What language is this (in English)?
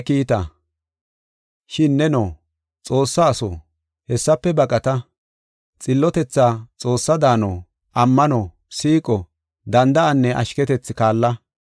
Gofa